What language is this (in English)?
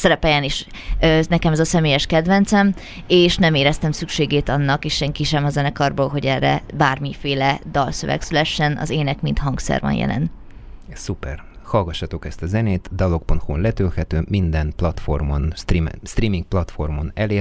Hungarian